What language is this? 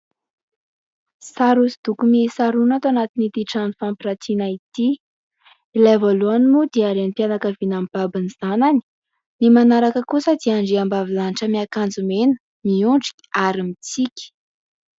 Malagasy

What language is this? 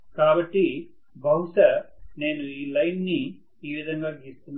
Telugu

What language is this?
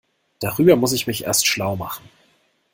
German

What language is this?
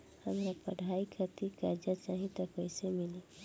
Bhojpuri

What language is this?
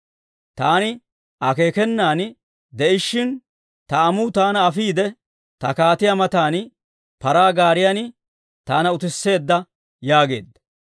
Dawro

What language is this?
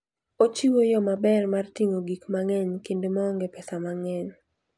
Luo (Kenya and Tanzania)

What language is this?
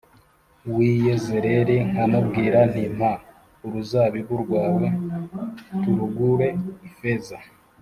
Kinyarwanda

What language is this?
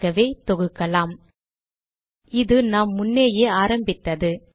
Tamil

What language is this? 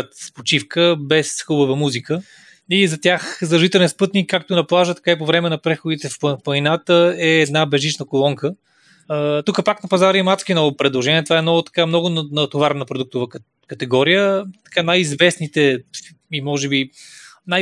Bulgarian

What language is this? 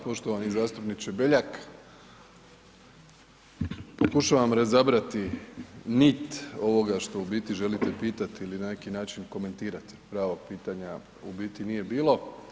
Croatian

